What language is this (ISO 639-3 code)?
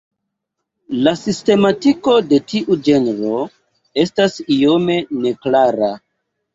epo